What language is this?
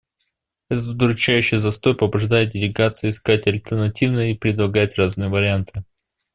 Russian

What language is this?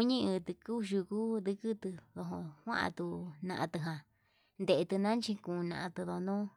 Yutanduchi Mixtec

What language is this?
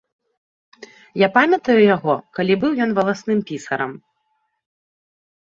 Belarusian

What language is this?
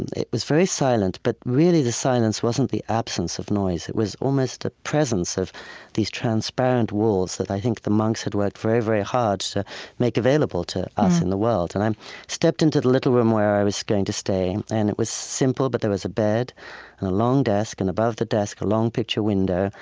English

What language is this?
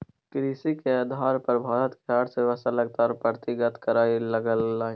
Maithili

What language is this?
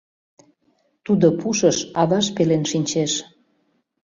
Mari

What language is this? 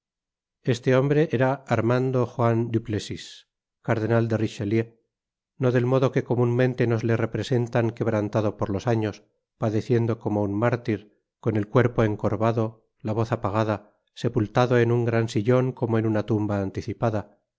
Spanish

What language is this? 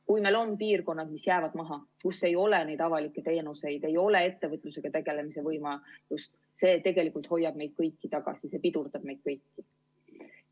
Estonian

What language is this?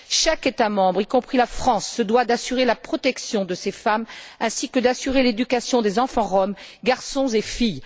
French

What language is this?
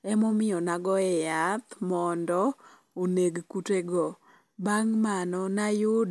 Luo (Kenya and Tanzania)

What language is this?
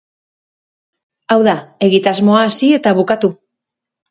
Basque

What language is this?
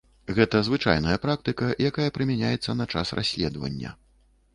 Belarusian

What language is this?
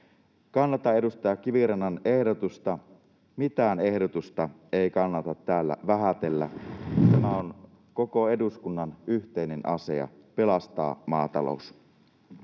Finnish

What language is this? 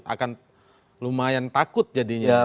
Indonesian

